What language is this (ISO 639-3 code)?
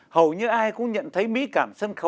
vie